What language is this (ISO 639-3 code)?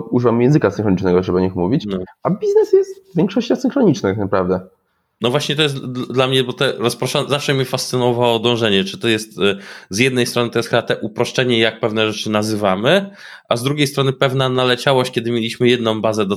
pol